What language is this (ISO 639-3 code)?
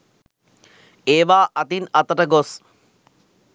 sin